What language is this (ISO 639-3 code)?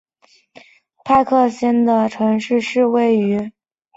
zho